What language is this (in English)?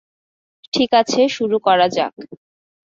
Bangla